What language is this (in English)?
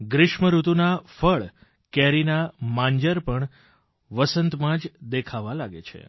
Gujarati